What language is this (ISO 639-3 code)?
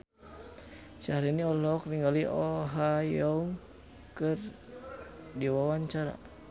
sun